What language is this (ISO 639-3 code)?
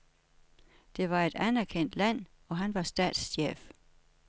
dan